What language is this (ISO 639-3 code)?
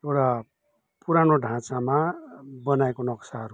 nep